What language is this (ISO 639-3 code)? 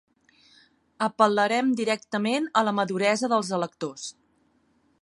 cat